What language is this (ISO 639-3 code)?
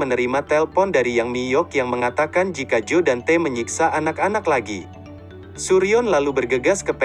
ind